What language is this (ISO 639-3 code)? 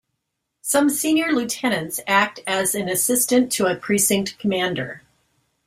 eng